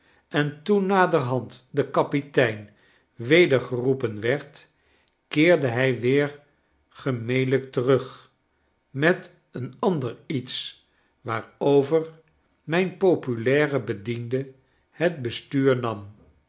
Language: Dutch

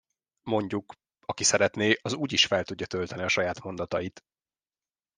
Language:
Hungarian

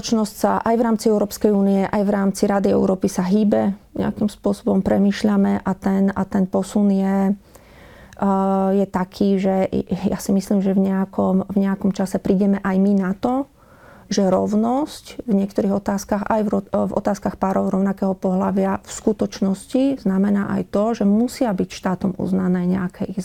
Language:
Slovak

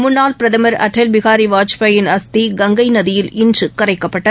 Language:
Tamil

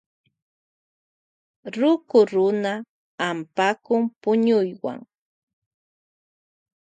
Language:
Loja Highland Quichua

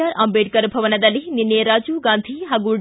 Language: Kannada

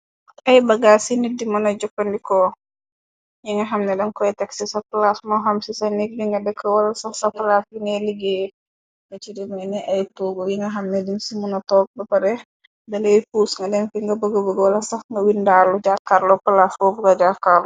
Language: Wolof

